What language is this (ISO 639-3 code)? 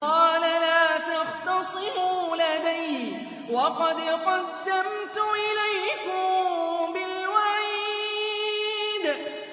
ara